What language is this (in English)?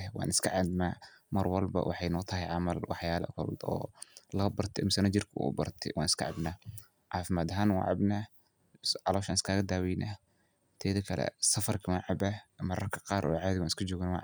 Somali